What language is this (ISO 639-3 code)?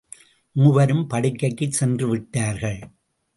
tam